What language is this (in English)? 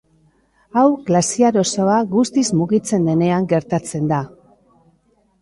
Basque